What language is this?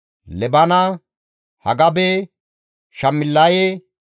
Gamo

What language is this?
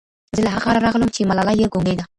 Pashto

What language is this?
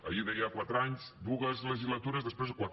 Catalan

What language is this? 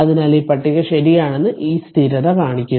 Malayalam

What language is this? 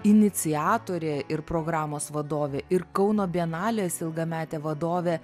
Lithuanian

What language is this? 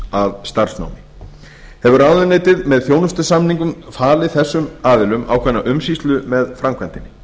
Icelandic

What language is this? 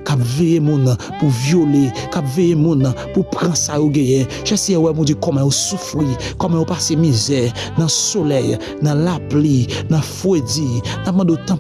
French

